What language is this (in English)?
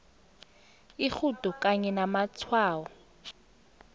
South Ndebele